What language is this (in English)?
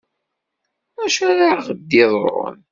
Kabyle